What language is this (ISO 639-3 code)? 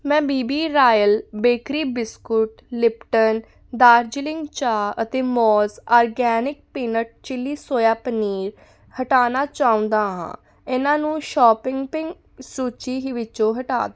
pan